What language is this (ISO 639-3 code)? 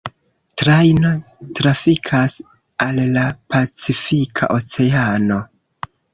epo